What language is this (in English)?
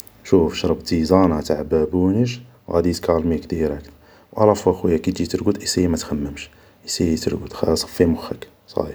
Algerian Arabic